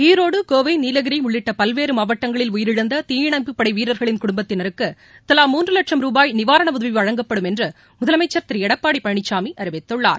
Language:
Tamil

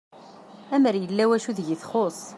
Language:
Kabyle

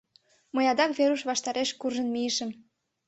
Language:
Mari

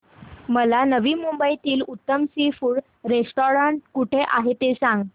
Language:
Marathi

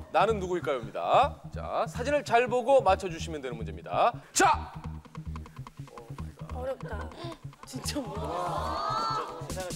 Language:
Korean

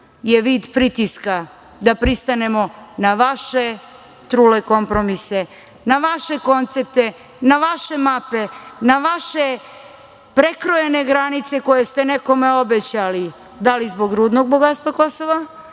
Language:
Serbian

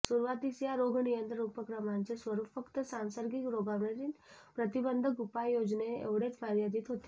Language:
Marathi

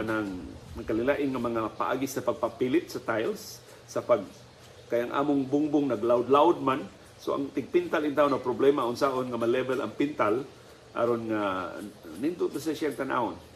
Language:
Filipino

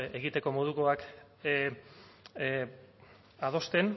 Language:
Basque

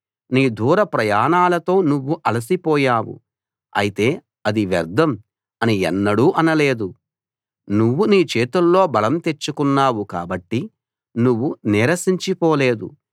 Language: Telugu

